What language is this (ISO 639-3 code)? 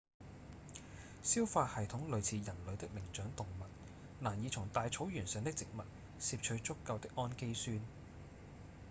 yue